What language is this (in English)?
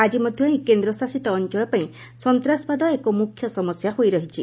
Odia